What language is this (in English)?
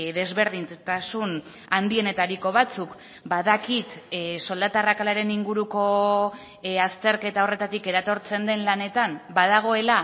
Basque